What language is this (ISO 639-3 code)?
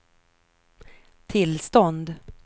swe